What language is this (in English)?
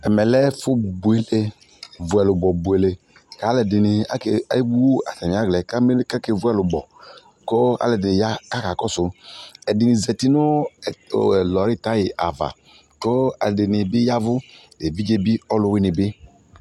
Ikposo